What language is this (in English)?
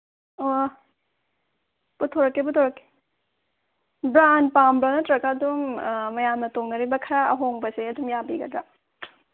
Manipuri